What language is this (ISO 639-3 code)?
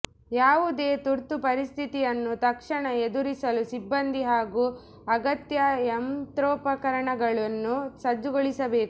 kan